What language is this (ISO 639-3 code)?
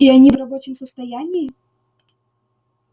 rus